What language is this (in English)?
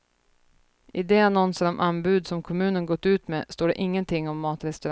Swedish